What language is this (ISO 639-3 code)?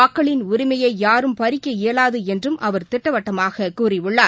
tam